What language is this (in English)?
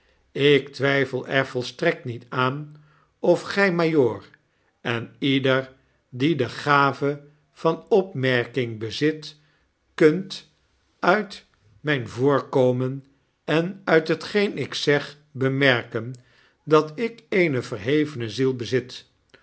Dutch